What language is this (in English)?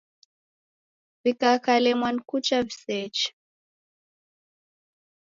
Taita